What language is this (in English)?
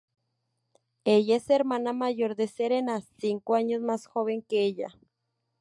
Spanish